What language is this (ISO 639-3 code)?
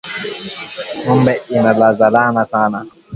swa